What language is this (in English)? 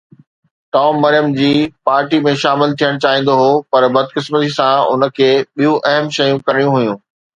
Sindhi